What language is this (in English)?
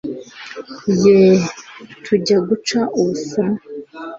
Kinyarwanda